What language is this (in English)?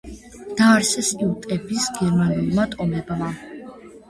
Georgian